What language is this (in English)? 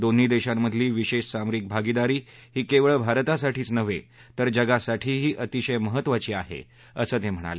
Marathi